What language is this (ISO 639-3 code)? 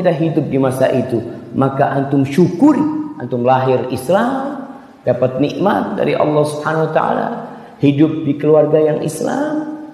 ind